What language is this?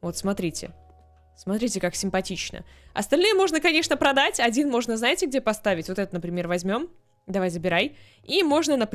Russian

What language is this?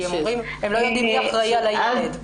Hebrew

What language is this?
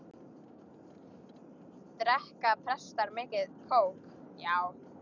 Icelandic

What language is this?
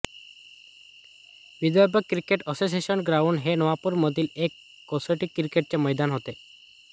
Marathi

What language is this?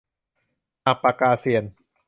Thai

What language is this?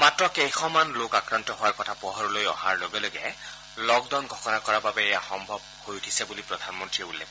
Assamese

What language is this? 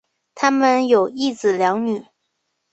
Chinese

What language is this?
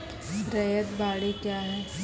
Maithili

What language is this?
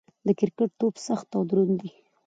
Pashto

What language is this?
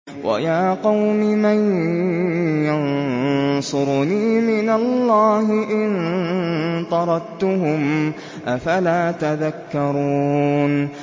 Arabic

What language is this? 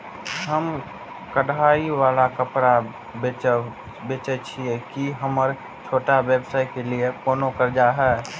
Maithili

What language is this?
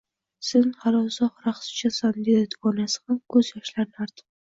Uzbek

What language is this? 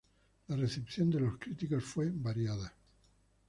Spanish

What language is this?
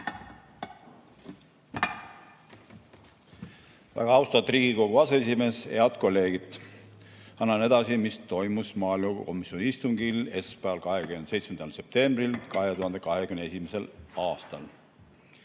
Estonian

